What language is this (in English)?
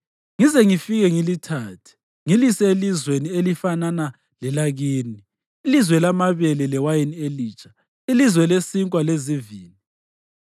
North Ndebele